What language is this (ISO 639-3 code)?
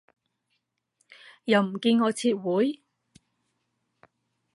yue